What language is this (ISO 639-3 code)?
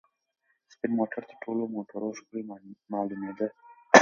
pus